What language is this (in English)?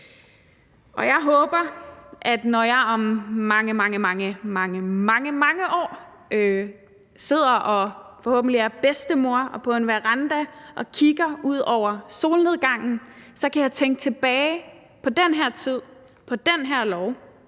Danish